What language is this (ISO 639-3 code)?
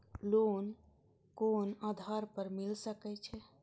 mai